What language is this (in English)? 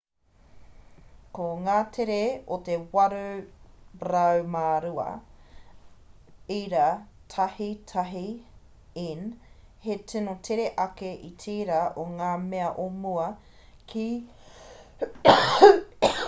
Māori